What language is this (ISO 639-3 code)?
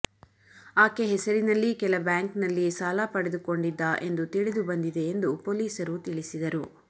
kan